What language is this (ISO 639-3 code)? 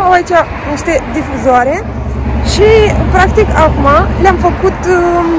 ron